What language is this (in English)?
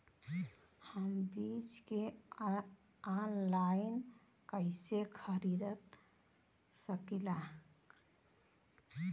Bhojpuri